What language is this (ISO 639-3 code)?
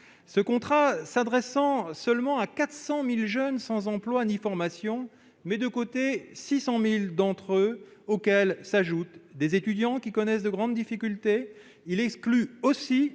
fra